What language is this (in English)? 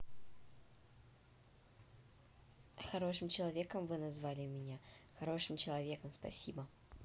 Russian